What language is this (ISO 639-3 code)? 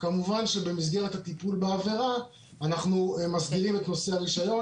heb